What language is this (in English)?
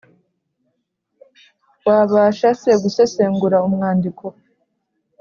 Kinyarwanda